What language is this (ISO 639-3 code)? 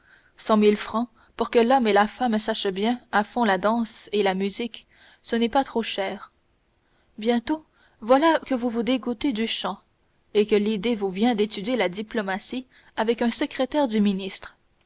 fra